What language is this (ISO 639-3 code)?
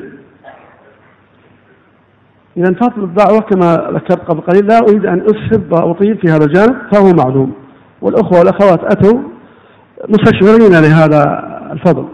ara